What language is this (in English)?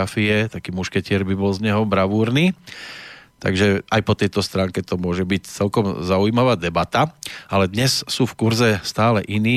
Slovak